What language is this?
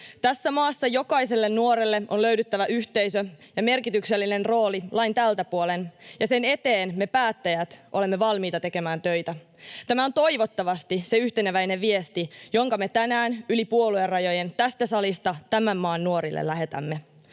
Finnish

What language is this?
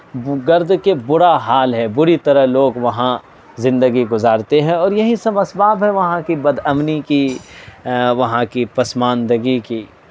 Urdu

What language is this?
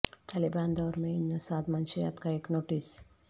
Urdu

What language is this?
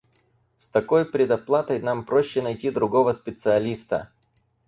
Russian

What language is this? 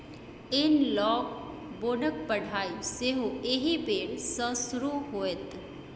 Maithili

